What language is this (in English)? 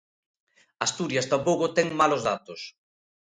Galician